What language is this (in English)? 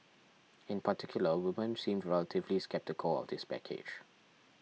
English